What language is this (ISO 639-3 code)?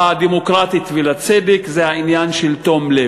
heb